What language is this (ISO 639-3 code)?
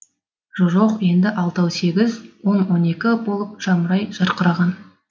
kaz